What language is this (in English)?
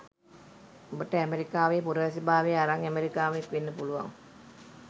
Sinhala